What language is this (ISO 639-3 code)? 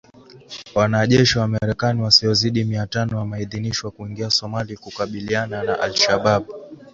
swa